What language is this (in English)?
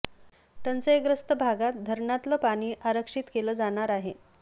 Marathi